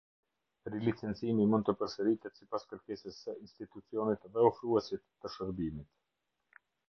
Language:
Albanian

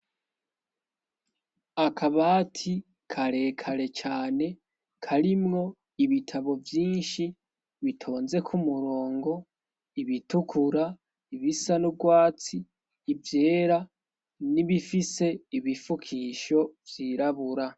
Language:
Rundi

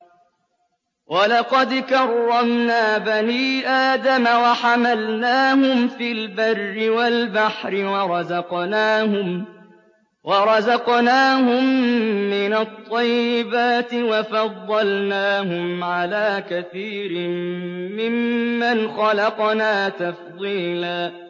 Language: Arabic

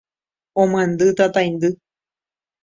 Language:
Guarani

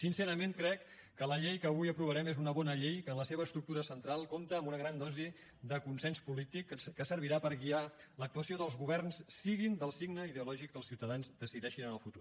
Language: Catalan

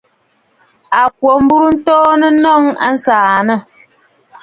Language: Bafut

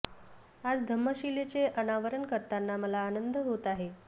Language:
Marathi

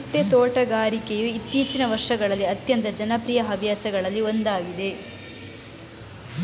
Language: Kannada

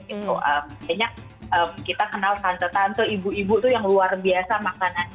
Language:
Indonesian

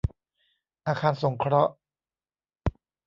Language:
Thai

